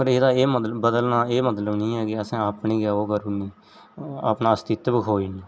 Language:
Dogri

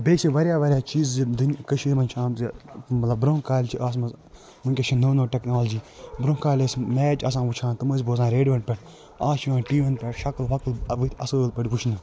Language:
Kashmiri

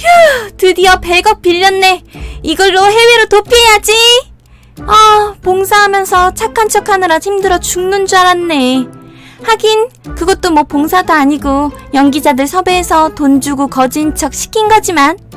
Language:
Korean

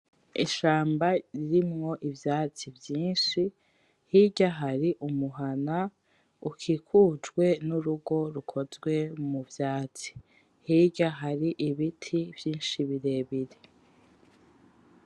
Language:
Rundi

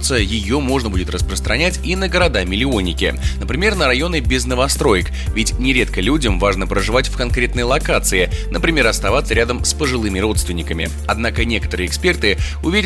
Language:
Russian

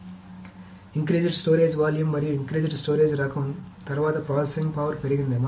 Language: Telugu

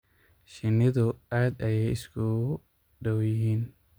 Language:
Somali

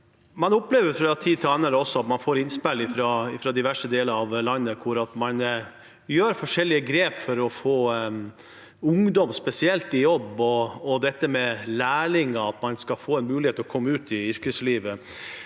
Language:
Norwegian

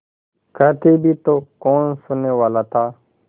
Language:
Hindi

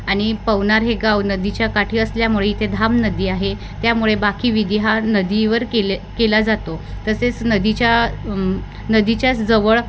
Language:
Marathi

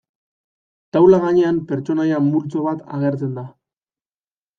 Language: Basque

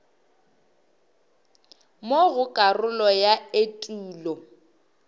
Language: Northern Sotho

